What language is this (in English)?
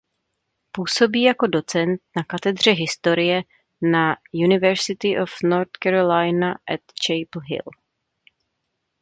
Czech